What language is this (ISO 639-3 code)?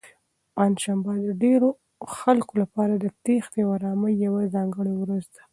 pus